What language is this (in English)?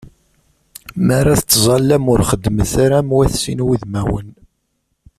Kabyle